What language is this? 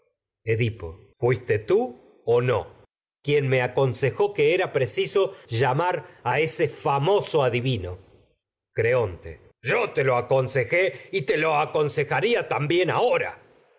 Spanish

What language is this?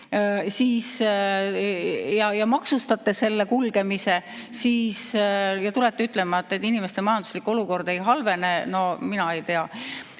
Estonian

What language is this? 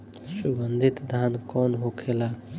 Bhojpuri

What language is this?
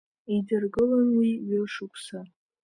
Abkhazian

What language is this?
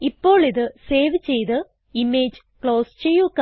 Malayalam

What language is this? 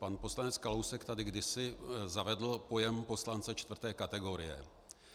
Czech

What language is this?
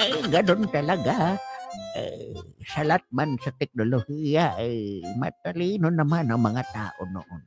Filipino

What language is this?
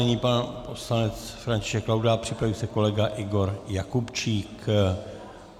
Czech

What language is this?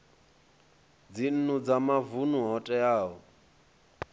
Venda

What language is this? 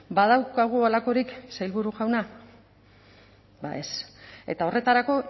Basque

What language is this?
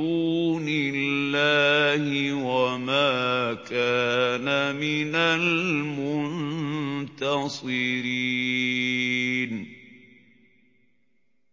Arabic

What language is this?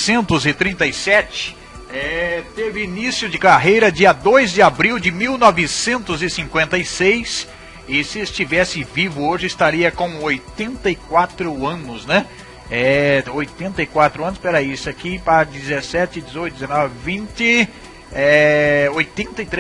Portuguese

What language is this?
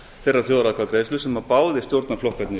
Icelandic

